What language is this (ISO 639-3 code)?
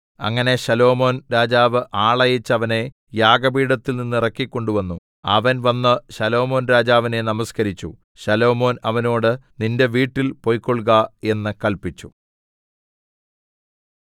mal